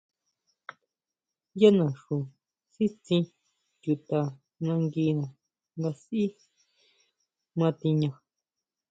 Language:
Huautla Mazatec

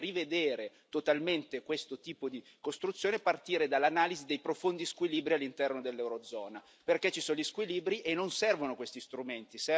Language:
Italian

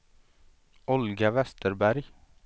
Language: Swedish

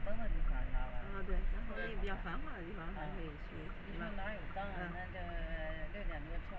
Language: Chinese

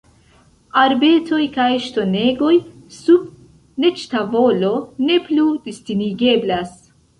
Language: Esperanto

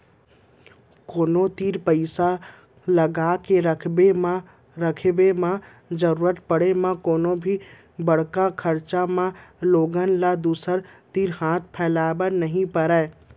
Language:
Chhattisgarhi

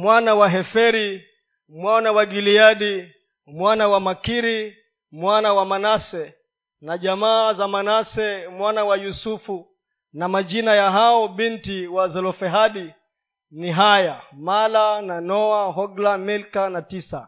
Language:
Swahili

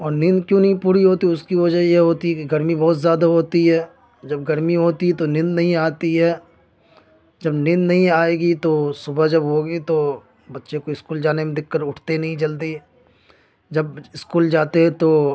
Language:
Urdu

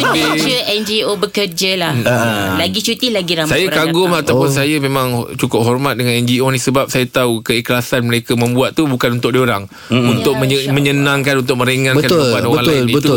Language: Malay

